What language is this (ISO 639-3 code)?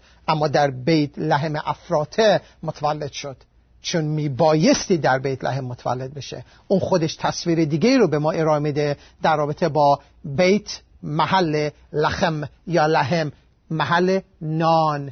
fas